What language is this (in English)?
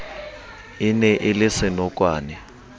Southern Sotho